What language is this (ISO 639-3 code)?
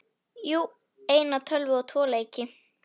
isl